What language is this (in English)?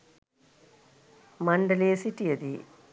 Sinhala